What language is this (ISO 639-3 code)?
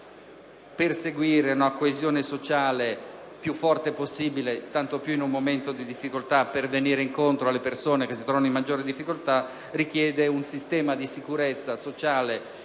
ita